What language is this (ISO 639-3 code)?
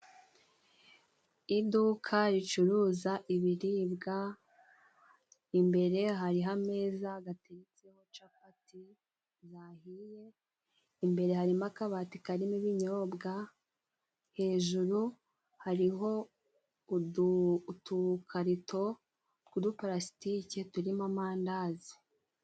kin